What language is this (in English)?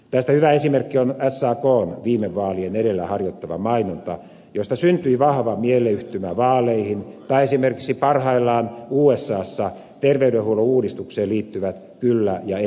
Finnish